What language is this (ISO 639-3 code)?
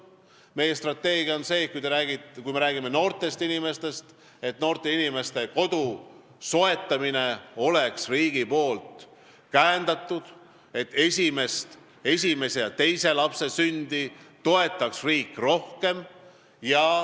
est